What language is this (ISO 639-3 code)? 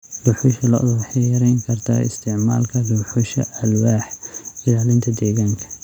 som